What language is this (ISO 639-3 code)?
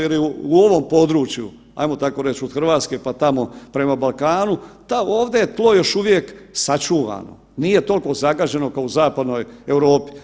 hrv